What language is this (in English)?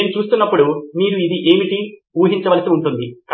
Telugu